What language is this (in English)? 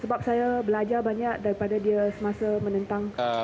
Indonesian